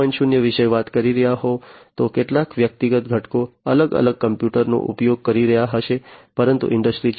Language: Gujarati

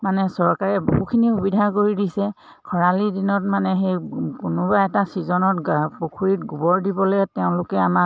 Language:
Assamese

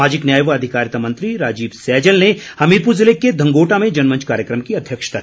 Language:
Hindi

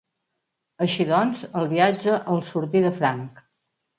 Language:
Catalan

